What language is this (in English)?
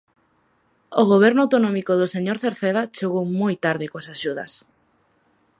Galician